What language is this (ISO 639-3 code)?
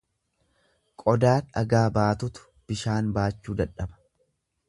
orm